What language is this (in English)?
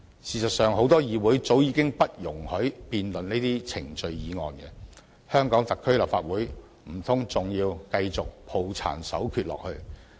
Cantonese